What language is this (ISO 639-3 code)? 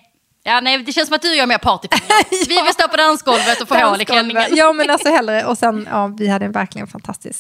swe